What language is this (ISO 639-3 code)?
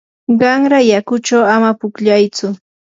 qur